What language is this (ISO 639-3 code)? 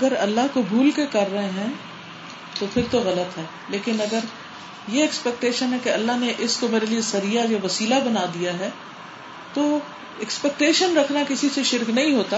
urd